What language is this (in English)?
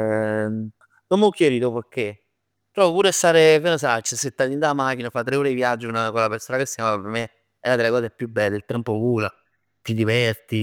Neapolitan